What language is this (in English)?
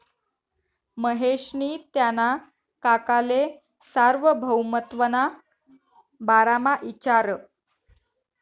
Marathi